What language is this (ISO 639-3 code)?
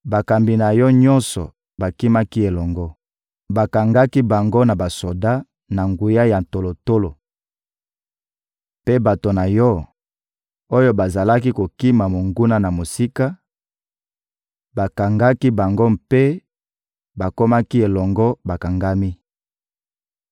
lin